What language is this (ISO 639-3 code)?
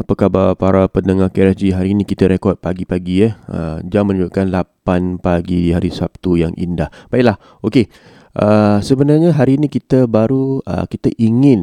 msa